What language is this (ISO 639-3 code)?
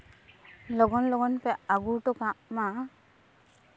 sat